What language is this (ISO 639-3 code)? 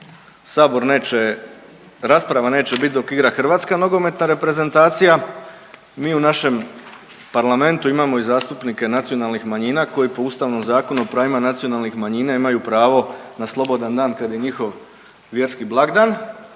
hrv